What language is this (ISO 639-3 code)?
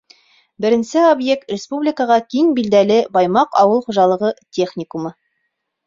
bak